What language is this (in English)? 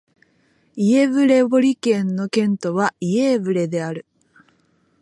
Japanese